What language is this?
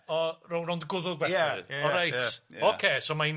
Welsh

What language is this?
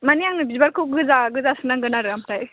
Bodo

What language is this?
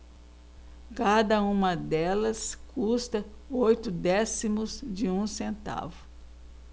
Portuguese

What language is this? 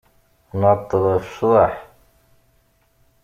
Kabyle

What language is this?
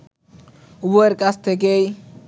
Bangla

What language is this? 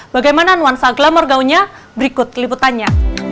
Indonesian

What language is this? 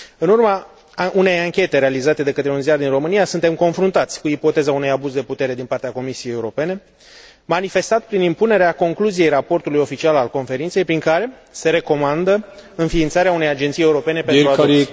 Romanian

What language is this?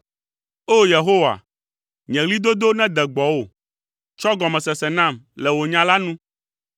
Ewe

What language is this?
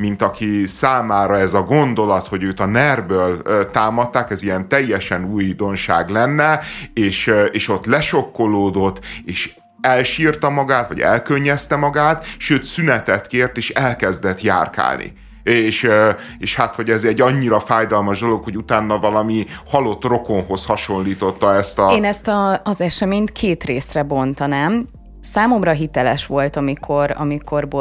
Hungarian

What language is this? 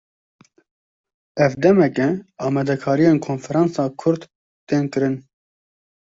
Kurdish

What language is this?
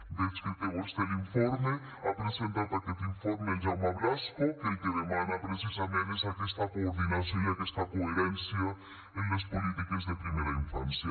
Catalan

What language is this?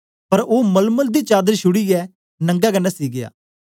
Dogri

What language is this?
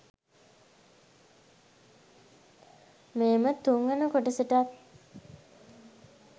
Sinhala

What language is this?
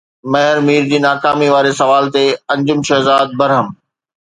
Sindhi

